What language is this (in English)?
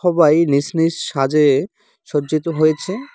Bangla